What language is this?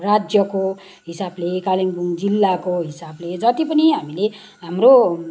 Nepali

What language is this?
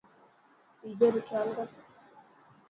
Dhatki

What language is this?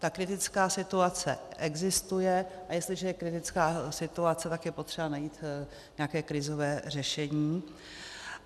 Czech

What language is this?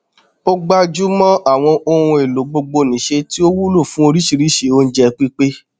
Yoruba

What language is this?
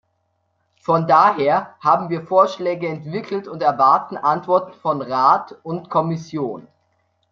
German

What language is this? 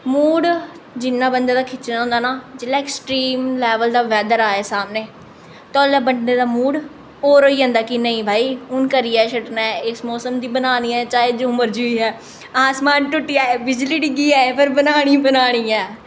Dogri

